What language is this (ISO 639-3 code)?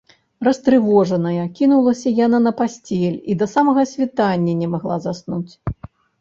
bel